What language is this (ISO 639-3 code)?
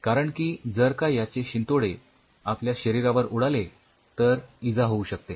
mar